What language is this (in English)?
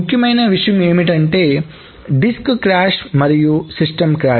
Telugu